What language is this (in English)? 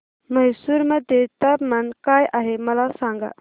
Marathi